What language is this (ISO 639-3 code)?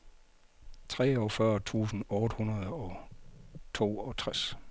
dan